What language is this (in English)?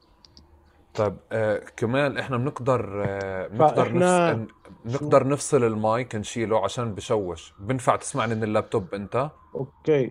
Arabic